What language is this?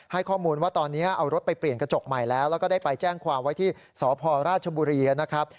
Thai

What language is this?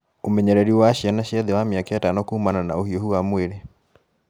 Kikuyu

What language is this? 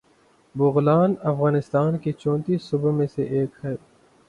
Urdu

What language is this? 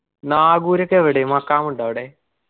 Malayalam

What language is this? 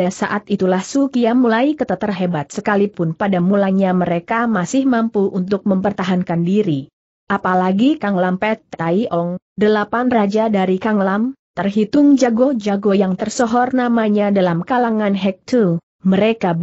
Indonesian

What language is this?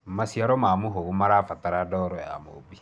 Kikuyu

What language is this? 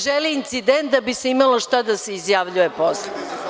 Serbian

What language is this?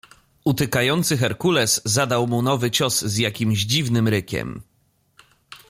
Polish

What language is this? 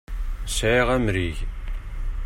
Kabyle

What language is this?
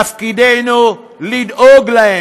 Hebrew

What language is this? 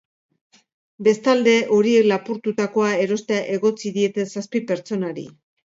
Basque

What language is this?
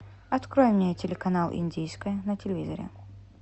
Russian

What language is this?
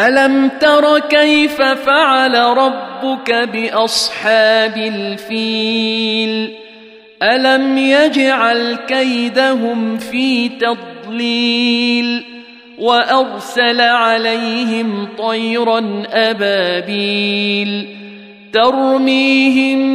Arabic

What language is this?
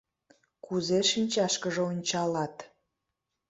Mari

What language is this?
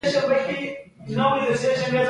Pashto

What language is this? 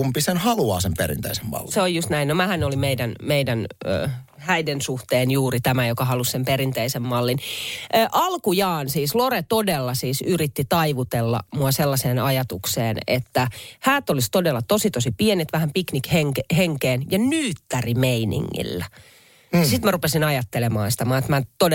Finnish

